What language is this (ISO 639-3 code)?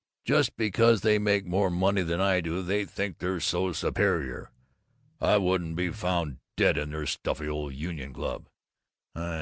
eng